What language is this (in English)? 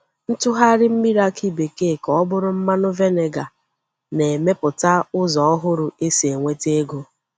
Igbo